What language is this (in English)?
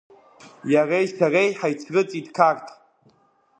Abkhazian